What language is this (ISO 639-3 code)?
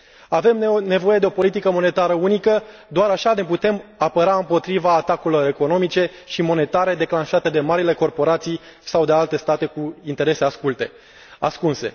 ron